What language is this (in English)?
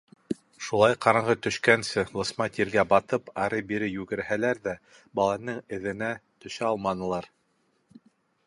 Bashkir